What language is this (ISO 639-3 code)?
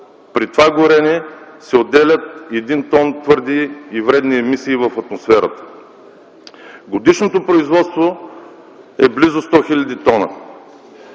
bul